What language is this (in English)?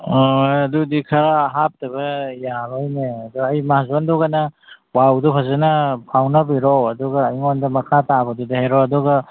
Manipuri